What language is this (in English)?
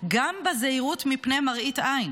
Hebrew